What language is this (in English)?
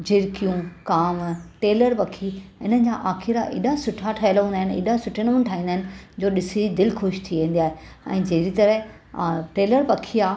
Sindhi